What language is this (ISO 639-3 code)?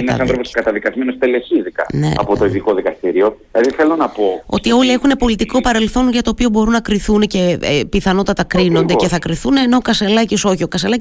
ell